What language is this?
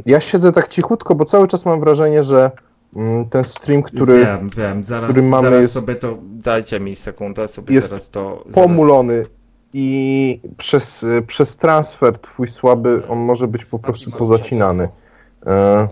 Polish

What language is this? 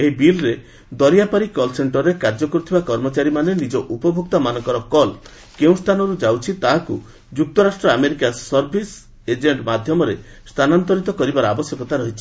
Odia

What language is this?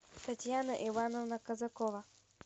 Russian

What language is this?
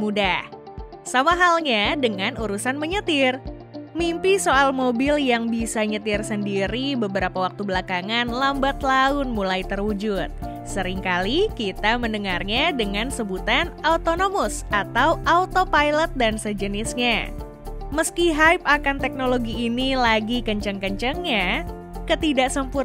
Indonesian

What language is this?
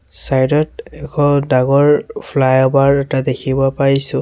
Assamese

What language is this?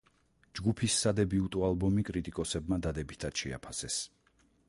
Georgian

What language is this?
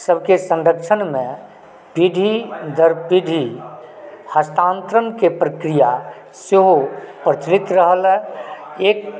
Maithili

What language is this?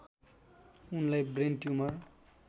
Nepali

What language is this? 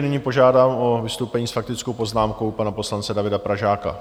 Czech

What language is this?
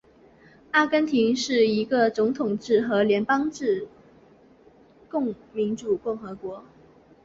Chinese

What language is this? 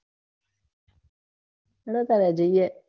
Gujarati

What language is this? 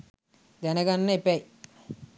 Sinhala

